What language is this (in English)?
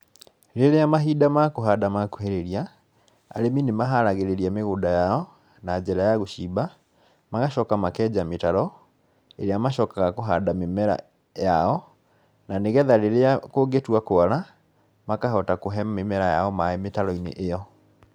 Kikuyu